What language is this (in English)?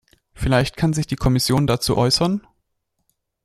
German